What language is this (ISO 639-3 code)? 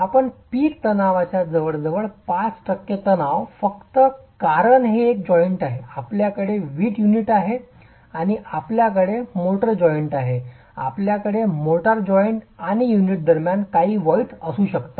mar